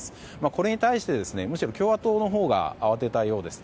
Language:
Japanese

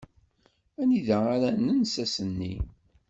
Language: Kabyle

